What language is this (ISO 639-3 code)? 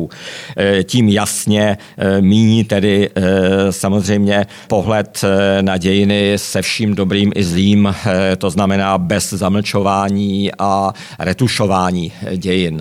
ces